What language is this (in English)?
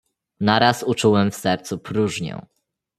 Polish